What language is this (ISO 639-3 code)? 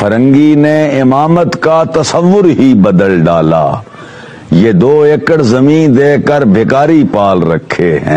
ara